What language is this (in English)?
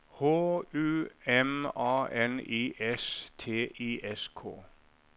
Norwegian